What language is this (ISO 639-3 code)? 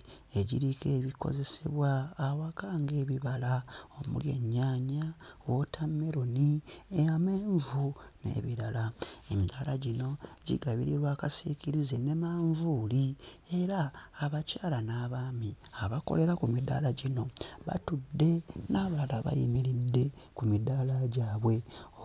lug